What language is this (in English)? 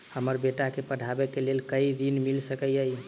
Maithili